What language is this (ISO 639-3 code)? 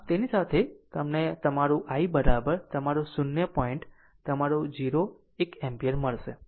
guj